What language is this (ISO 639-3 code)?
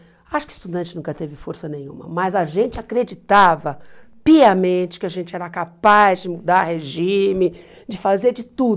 por